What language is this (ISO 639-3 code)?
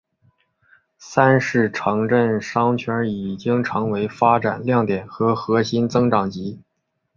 zho